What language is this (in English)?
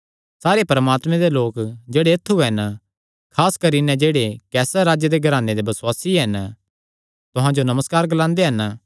Kangri